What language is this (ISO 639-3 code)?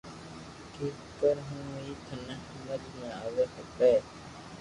lrk